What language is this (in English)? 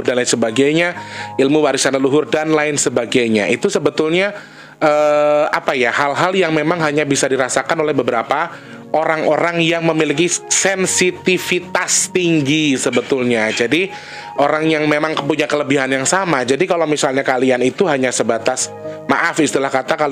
Indonesian